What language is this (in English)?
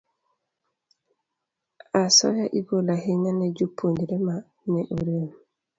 Luo (Kenya and Tanzania)